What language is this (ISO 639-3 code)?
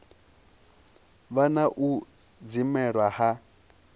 ven